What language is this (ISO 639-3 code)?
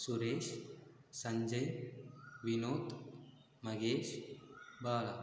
tam